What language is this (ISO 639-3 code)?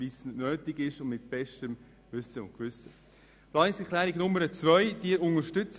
gsw